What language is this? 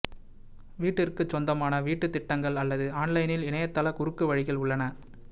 Tamil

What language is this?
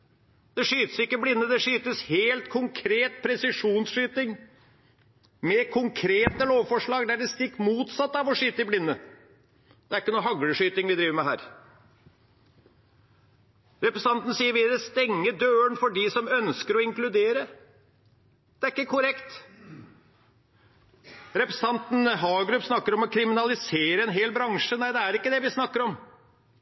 Norwegian Bokmål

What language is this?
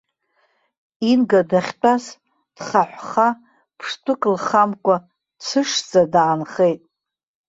Abkhazian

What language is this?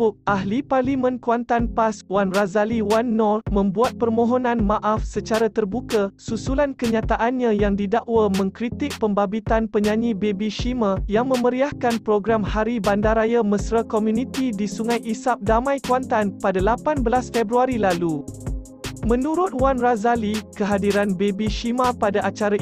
Malay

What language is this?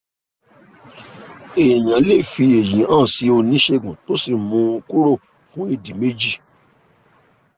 Yoruba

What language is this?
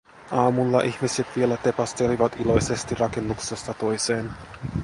Finnish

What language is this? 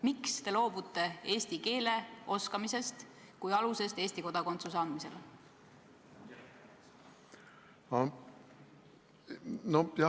Estonian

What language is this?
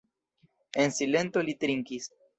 Esperanto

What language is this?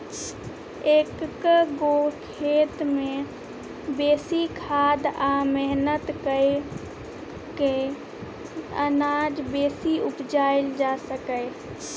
Maithili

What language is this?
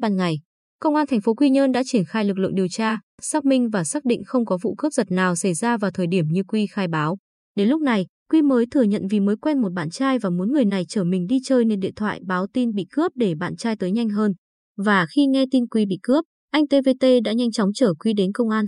Vietnamese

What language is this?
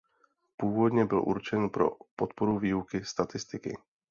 Czech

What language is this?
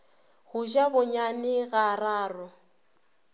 Northern Sotho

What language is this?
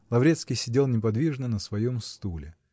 Russian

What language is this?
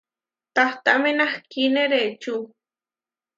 Huarijio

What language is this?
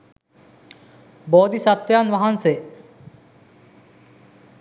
Sinhala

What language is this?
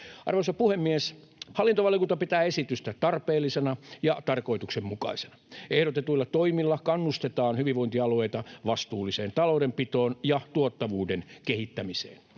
Finnish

